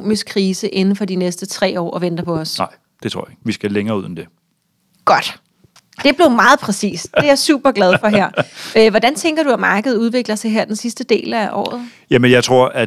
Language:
Danish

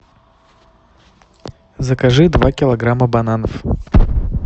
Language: Russian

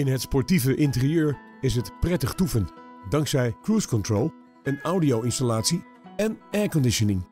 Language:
Dutch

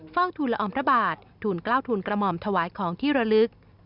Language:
Thai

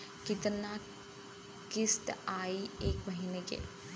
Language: Bhojpuri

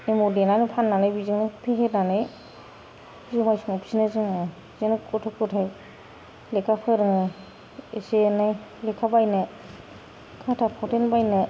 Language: Bodo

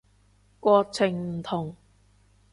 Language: Cantonese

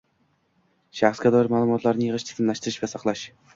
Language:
Uzbek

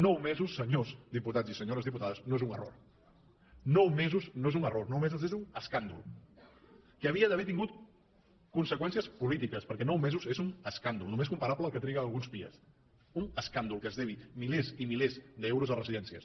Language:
Catalan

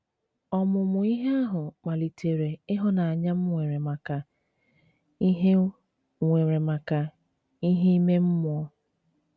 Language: Igbo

